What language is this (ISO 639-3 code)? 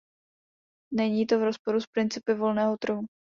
ces